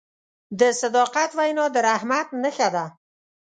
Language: Pashto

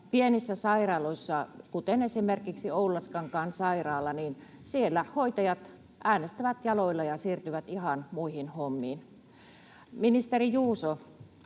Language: Finnish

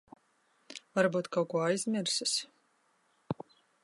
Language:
Latvian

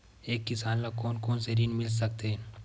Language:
Chhattisgarhi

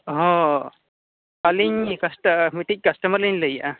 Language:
Santali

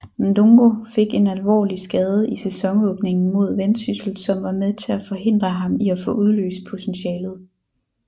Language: Danish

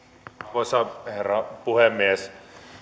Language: Finnish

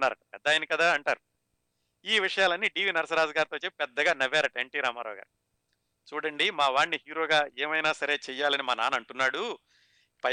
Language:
Telugu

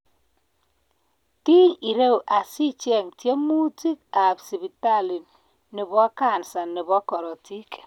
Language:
Kalenjin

